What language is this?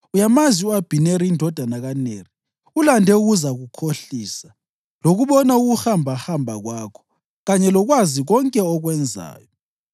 North Ndebele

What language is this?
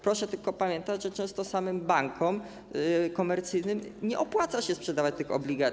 Polish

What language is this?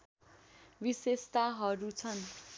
Nepali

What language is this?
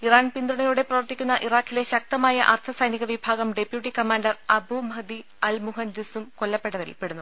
Malayalam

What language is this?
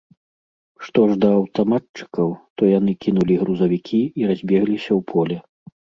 Belarusian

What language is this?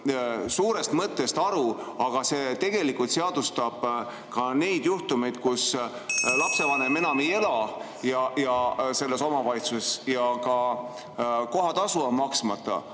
Estonian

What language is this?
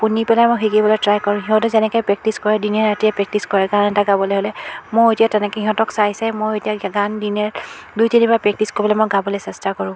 Assamese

